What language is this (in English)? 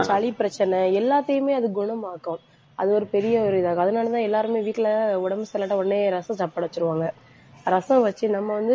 Tamil